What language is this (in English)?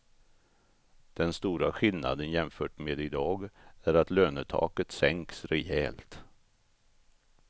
Swedish